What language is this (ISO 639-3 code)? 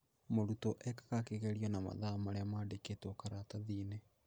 kik